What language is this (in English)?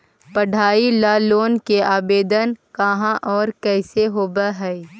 Magahi